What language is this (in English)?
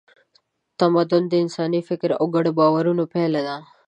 Pashto